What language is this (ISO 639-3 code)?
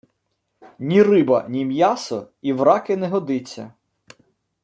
ukr